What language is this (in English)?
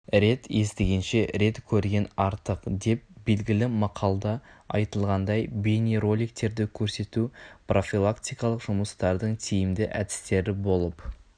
Kazakh